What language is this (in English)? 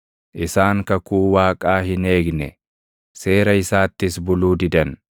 Oromo